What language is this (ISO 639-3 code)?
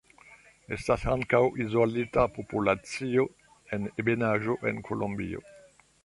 epo